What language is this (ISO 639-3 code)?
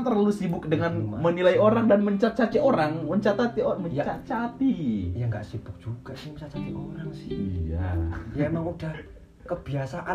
ind